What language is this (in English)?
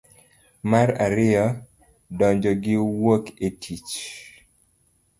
Luo (Kenya and Tanzania)